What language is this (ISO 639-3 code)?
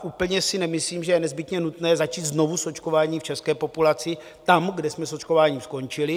ces